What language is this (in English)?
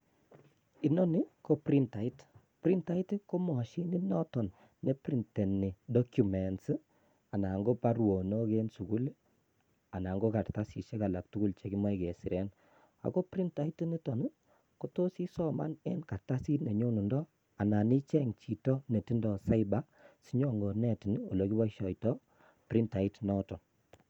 Kalenjin